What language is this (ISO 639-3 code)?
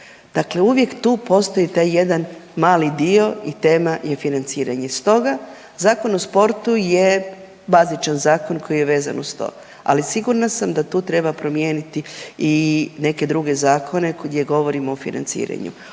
hrv